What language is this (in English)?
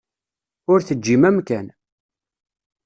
Kabyle